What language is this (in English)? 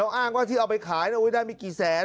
Thai